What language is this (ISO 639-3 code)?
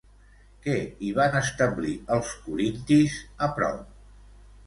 cat